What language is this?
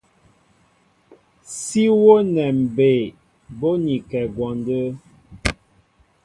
Mbo (Cameroon)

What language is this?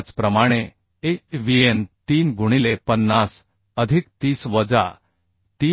Marathi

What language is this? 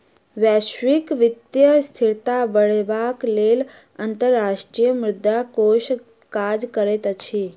Maithili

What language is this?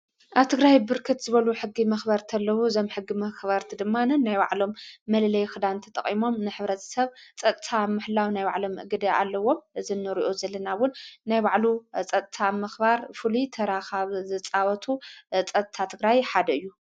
Tigrinya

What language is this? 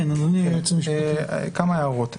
Hebrew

